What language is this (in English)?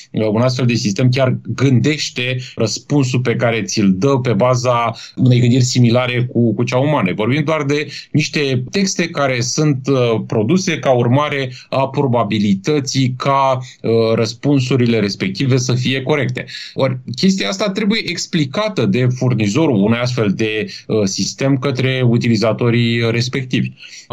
Romanian